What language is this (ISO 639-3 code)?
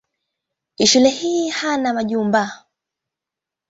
swa